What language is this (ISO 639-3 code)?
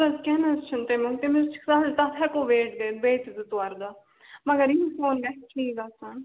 kas